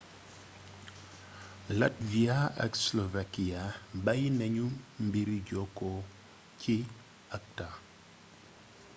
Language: Wolof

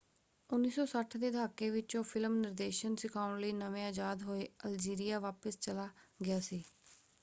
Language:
Punjabi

